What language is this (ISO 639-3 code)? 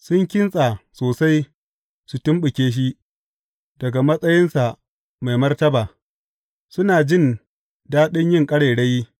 hau